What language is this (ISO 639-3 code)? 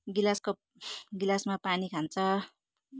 nep